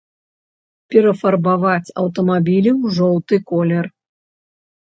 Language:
Belarusian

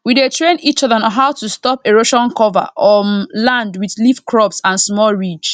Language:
Nigerian Pidgin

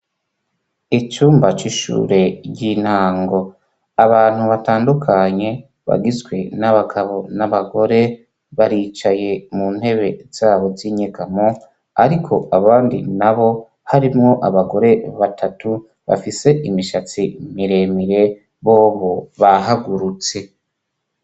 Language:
Rundi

